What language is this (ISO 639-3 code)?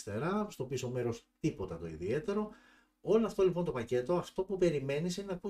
ell